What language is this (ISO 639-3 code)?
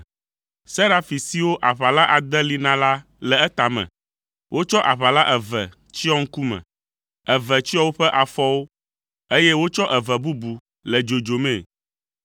ewe